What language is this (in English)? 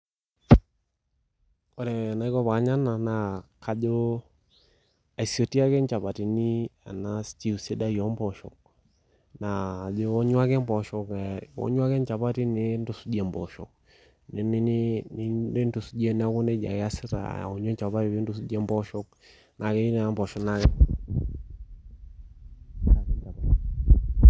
Masai